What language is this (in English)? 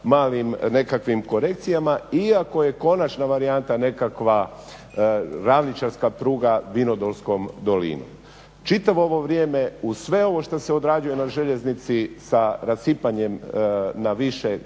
Croatian